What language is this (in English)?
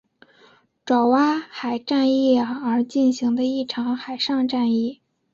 Chinese